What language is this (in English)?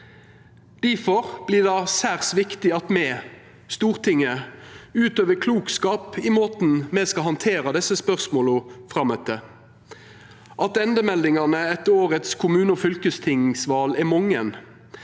Norwegian